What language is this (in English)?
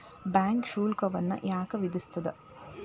Kannada